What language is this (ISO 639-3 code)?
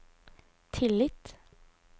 nor